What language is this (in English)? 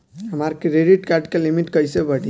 Bhojpuri